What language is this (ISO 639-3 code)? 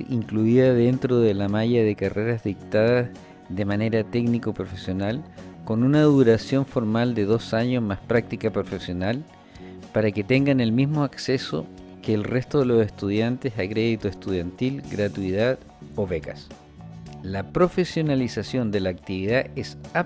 spa